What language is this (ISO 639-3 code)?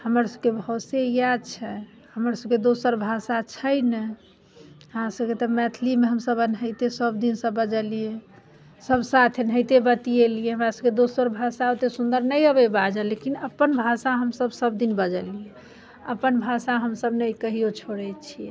mai